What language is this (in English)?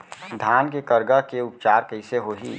Chhattisgarhi